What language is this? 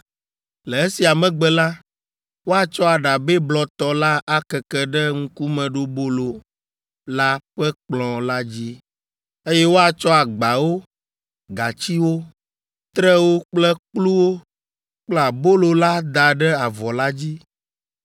Ewe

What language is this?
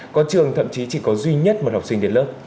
Vietnamese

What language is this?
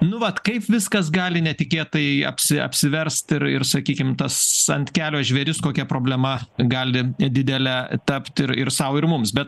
Lithuanian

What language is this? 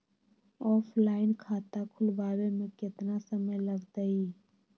Magahi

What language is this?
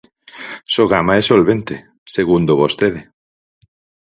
Galician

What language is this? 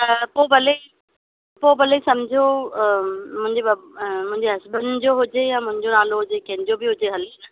Sindhi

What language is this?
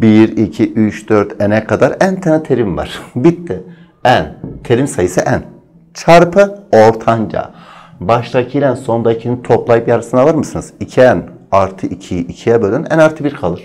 Turkish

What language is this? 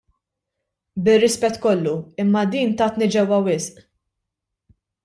Maltese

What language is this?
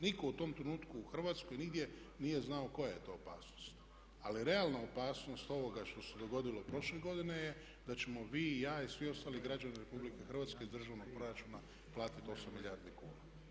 Croatian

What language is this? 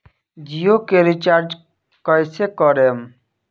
Bhojpuri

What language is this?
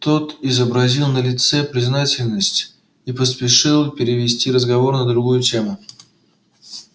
Russian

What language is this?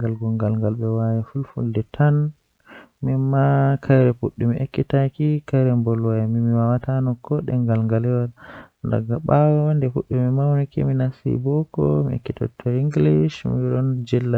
Western Niger Fulfulde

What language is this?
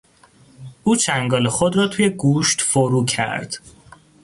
Persian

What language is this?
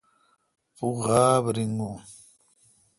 Kalkoti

